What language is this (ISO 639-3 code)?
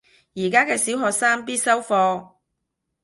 yue